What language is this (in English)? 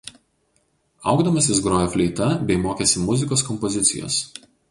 Lithuanian